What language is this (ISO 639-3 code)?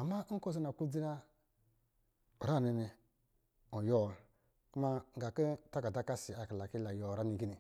mgi